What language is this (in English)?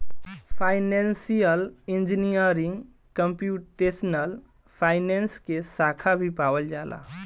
Bhojpuri